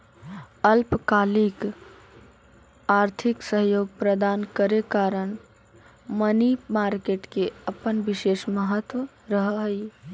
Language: Magahi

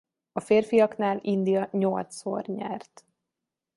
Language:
Hungarian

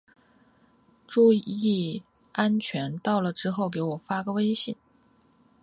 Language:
Chinese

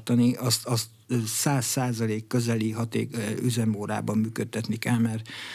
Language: Hungarian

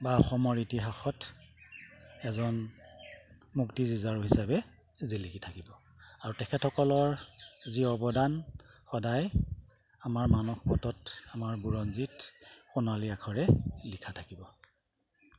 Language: Assamese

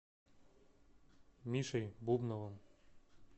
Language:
Russian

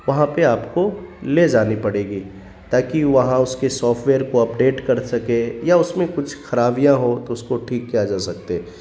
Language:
Urdu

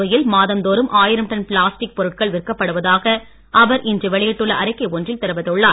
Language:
Tamil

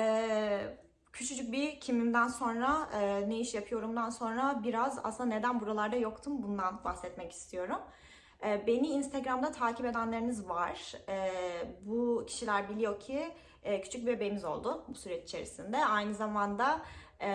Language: Turkish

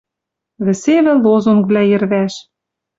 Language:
Western Mari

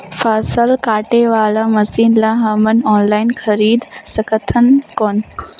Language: Chhattisgarhi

